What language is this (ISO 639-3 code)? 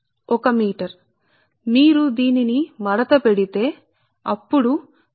tel